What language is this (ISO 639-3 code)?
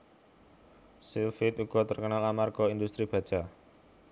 jav